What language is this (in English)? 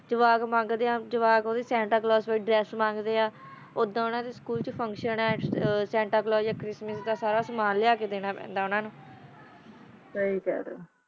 Punjabi